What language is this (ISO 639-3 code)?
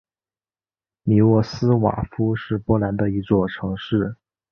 zho